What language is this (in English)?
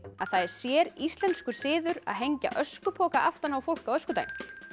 Icelandic